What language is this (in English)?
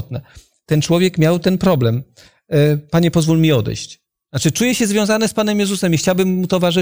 Polish